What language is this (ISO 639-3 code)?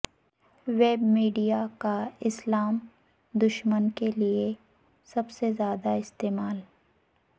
urd